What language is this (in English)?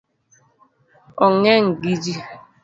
Luo (Kenya and Tanzania)